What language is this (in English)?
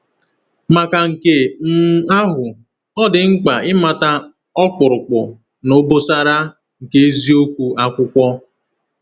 Igbo